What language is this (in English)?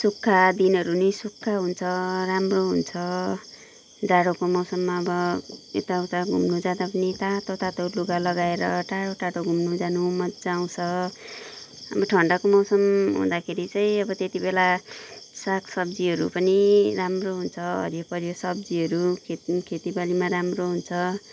Nepali